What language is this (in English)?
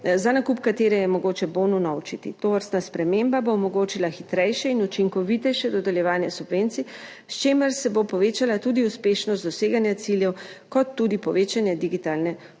Slovenian